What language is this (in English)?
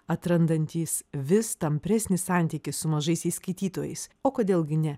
Lithuanian